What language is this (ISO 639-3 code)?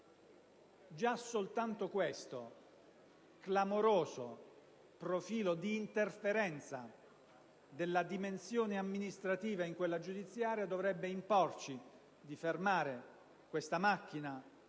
ita